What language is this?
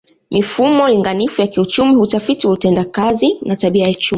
Swahili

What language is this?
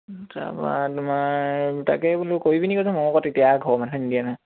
Assamese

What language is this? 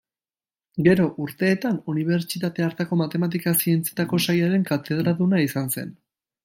Basque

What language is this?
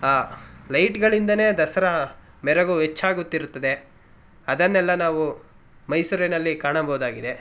Kannada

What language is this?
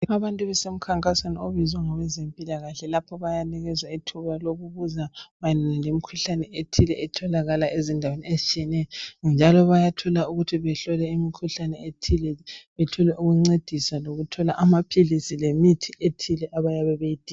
North Ndebele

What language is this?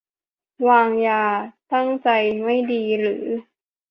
Thai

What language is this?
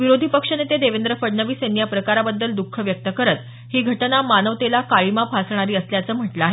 Marathi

